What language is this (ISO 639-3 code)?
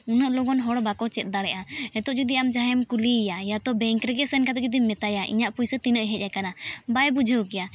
sat